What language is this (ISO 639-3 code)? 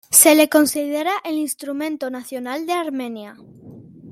spa